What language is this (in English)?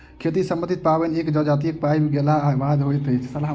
Maithili